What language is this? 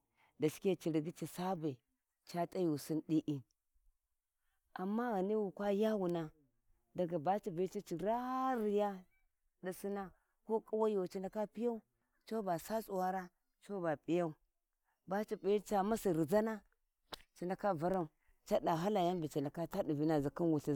Warji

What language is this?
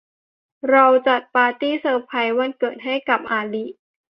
Thai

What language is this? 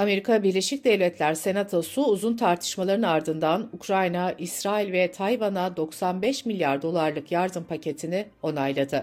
Turkish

